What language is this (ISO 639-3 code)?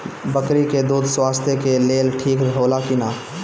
bho